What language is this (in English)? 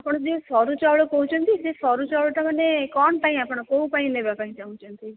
Odia